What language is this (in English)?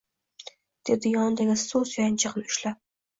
Uzbek